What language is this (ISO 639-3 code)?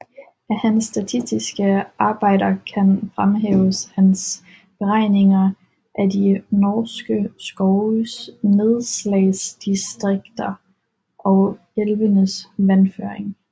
dan